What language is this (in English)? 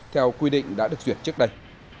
Vietnamese